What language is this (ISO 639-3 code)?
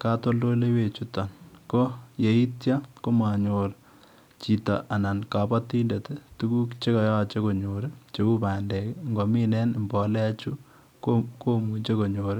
kln